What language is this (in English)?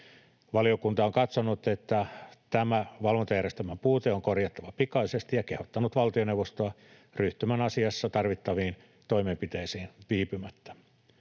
Finnish